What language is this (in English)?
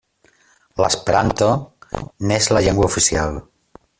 Catalan